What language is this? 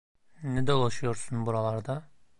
Turkish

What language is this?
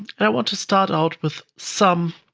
English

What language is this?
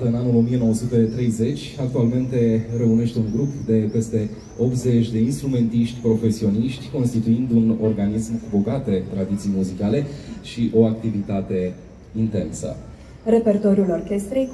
Romanian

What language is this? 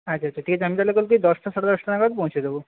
Bangla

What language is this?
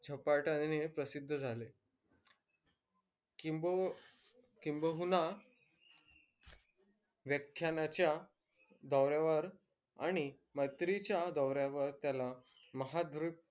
Marathi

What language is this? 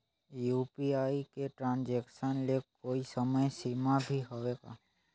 Chhattisgarhi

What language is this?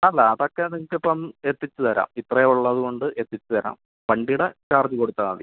Malayalam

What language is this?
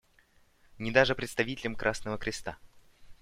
Russian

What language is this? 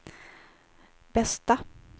Swedish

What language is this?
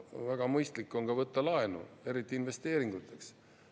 Estonian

